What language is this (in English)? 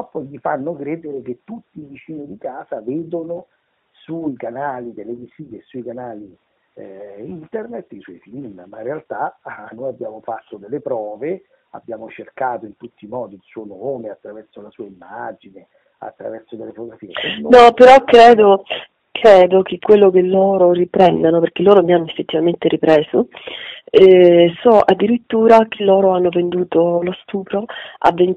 Italian